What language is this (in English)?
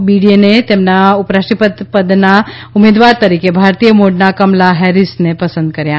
Gujarati